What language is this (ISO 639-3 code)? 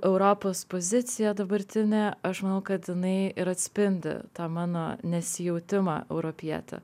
lit